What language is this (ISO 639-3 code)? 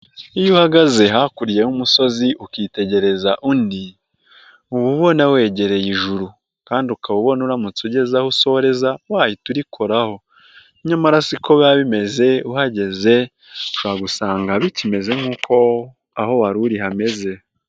kin